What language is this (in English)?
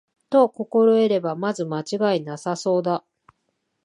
Japanese